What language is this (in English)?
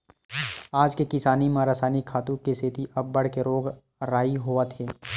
Chhattisgarhi